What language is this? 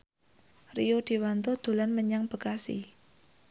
Javanese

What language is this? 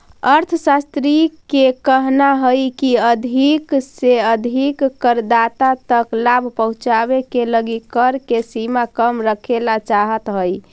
Magahi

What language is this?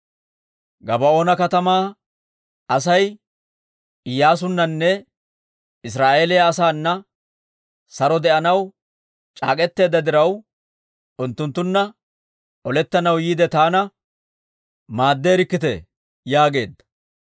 Dawro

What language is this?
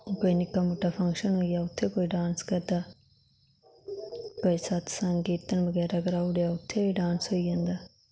Dogri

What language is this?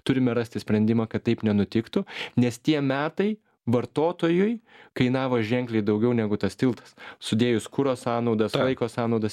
Lithuanian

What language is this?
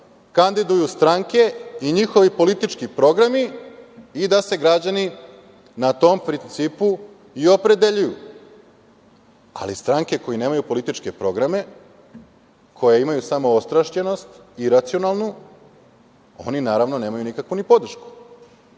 Serbian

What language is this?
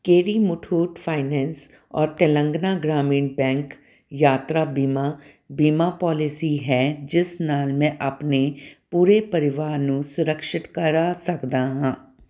Punjabi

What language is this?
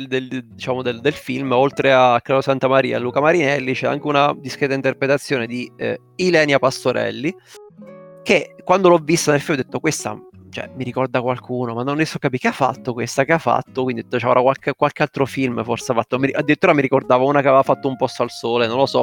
Italian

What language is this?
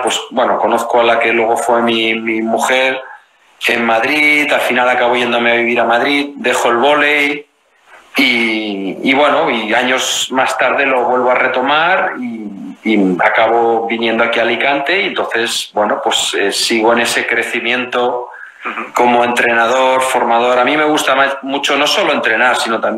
Spanish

